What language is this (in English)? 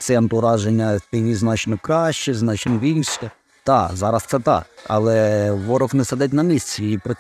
Ukrainian